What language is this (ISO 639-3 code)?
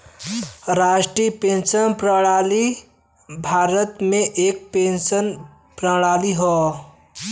bho